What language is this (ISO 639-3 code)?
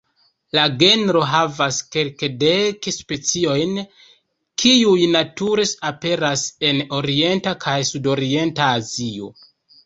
epo